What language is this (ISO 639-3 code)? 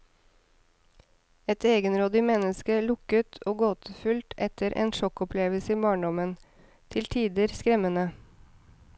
nor